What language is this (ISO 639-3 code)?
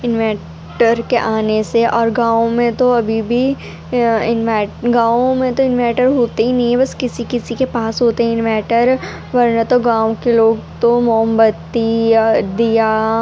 urd